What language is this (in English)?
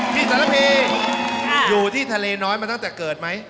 Thai